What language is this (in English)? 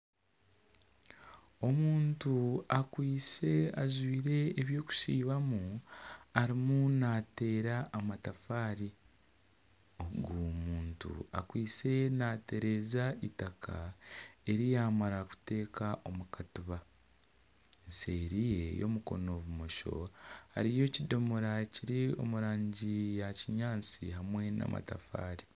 Nyankole